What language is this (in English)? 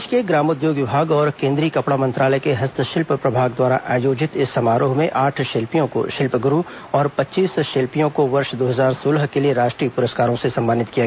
Hindi